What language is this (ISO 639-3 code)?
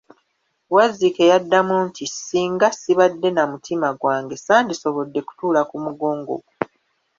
lug